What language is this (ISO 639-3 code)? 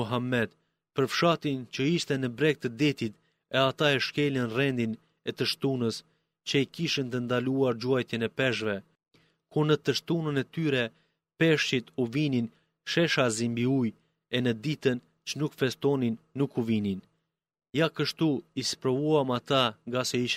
ell